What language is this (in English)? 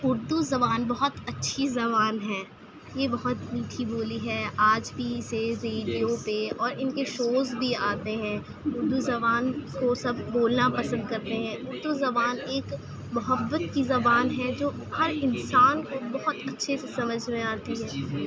Urdu